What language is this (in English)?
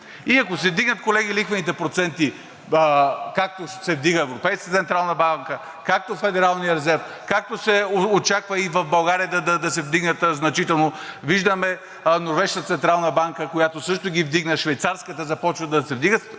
Bulgarian